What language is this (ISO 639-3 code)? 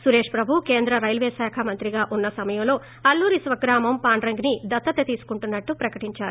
tel